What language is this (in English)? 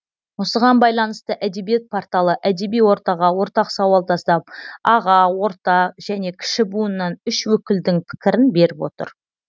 Kazakh